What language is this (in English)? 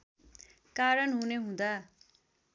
Nepali